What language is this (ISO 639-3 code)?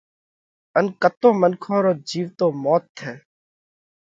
kvx